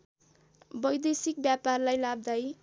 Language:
Nepali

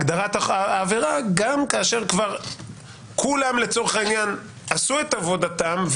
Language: Hebrew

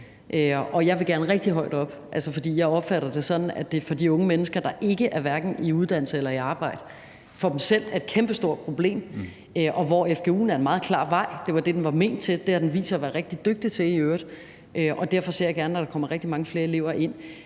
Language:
Danish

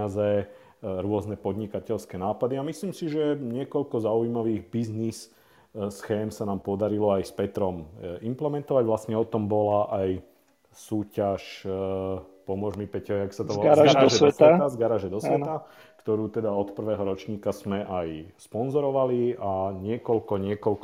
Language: Slovak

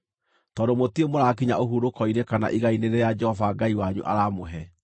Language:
Kikuyu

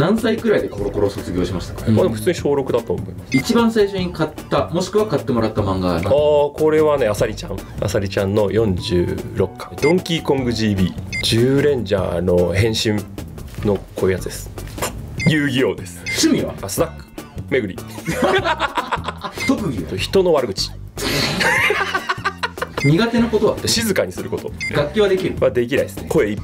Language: Japanese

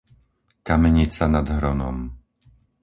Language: Slovak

